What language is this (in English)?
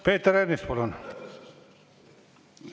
Estonian